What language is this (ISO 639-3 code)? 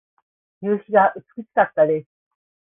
jpn